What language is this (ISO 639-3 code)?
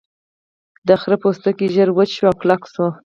pus